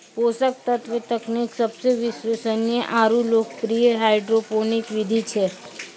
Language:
Maithili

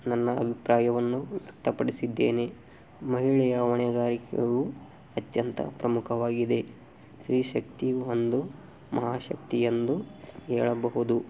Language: Kannada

